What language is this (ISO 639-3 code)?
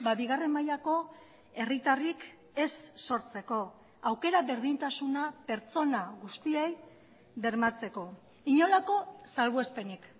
eus